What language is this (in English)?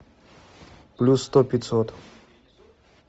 Russian